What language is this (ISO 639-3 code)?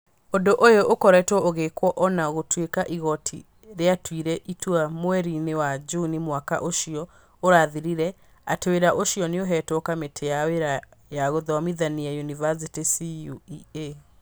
kik